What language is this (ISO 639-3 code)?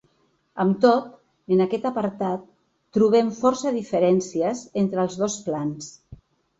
cat